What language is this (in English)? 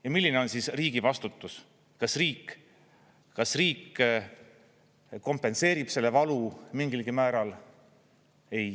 Estonian